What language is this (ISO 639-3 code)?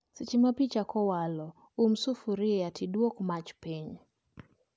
luo